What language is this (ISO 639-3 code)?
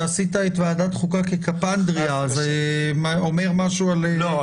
heb